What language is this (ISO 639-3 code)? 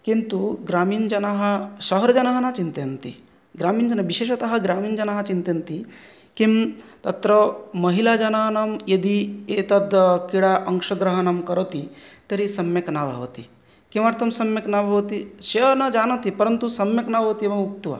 san